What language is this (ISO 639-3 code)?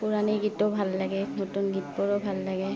asm